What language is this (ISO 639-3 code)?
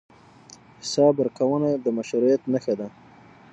pus